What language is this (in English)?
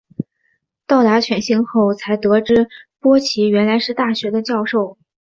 Chinese